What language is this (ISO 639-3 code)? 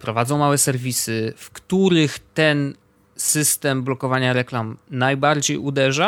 pol